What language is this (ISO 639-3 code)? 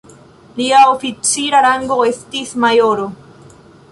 epo